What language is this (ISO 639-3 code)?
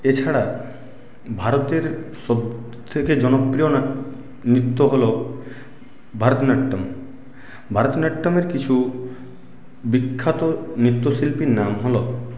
ben